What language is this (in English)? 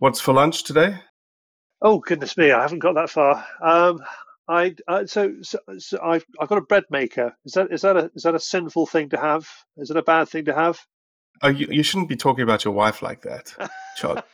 English